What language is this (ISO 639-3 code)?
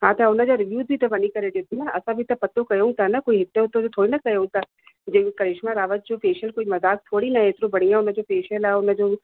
snd